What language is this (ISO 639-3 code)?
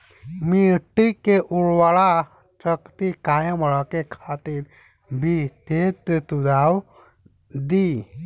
bho